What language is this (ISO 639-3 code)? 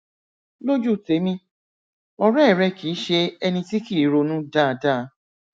yor